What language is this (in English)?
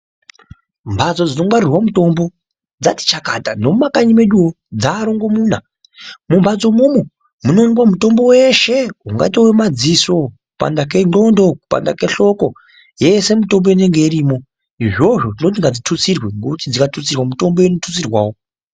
Ndau